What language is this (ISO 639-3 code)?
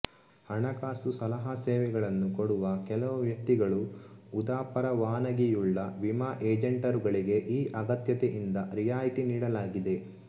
kan